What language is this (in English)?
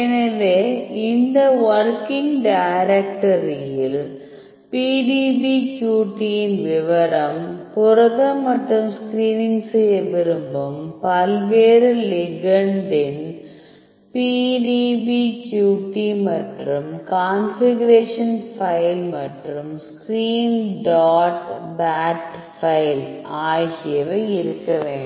Tamil